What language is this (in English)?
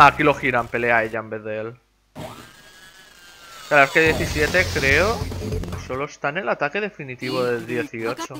Spanish